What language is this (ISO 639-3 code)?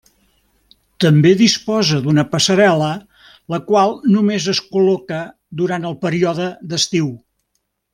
cat